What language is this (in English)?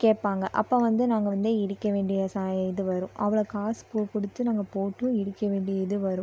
Tamil